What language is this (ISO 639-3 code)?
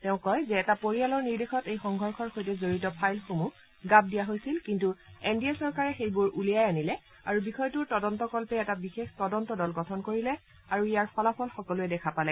asm